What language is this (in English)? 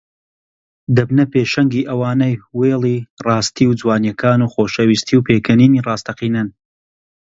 Central Kurdish